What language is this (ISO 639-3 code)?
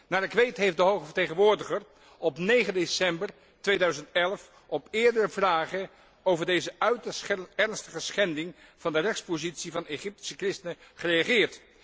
nld